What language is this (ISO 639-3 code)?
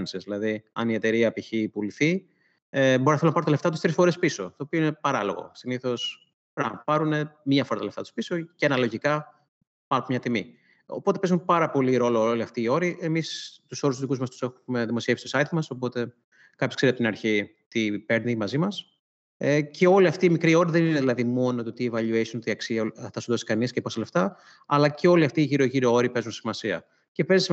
ell